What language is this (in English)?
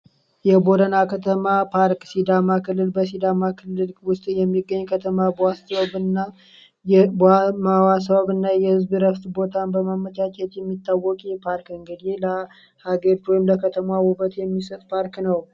Amharic